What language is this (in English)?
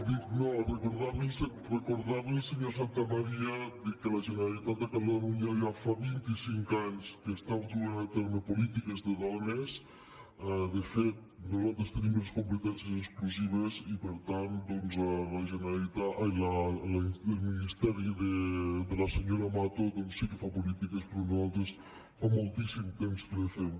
Catalan